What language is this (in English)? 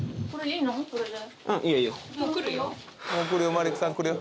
Japanese